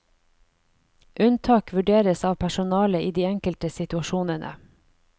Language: Norwegian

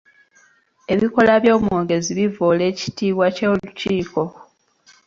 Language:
Ganda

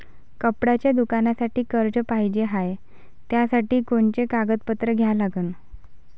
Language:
Marathi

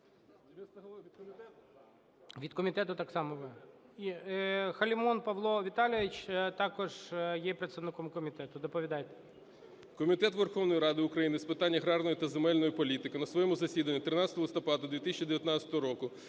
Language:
Ukrainian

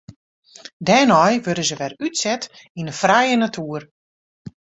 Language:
Western Frisian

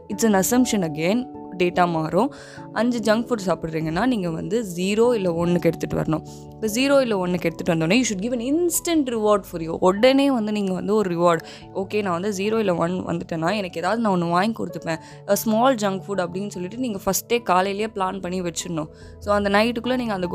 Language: Tamil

